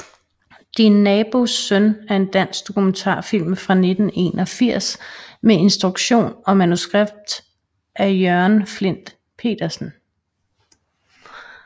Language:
Danish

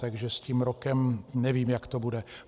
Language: Czech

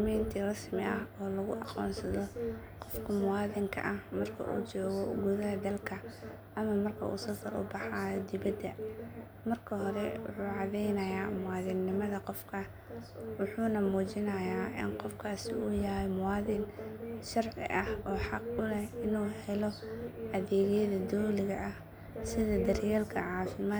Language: Somali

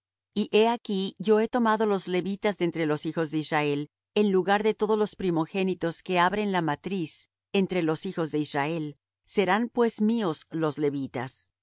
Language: Spanish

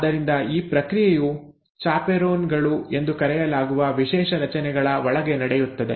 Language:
Kannada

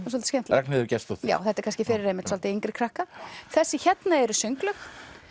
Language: Icelandic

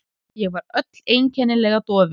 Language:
Icelandic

